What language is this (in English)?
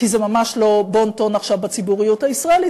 Hebrew